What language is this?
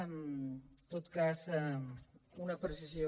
Catalan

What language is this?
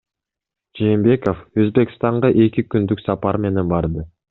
Kyrgyz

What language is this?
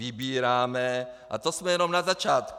Czech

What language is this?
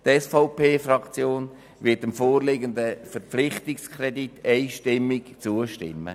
Swiss German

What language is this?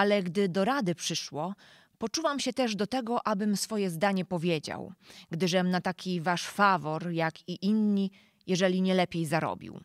Polish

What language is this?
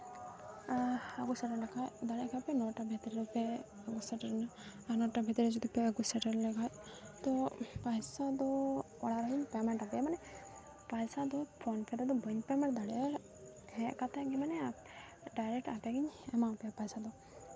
Santali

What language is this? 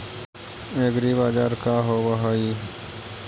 Magahi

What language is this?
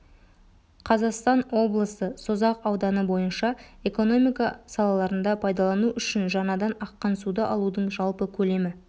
Kazakh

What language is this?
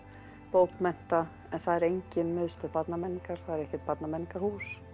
Icelandic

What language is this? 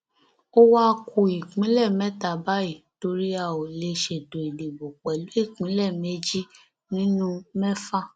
Yoruba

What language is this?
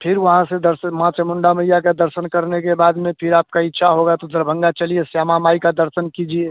Hindi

